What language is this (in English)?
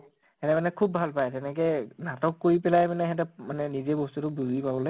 Assamese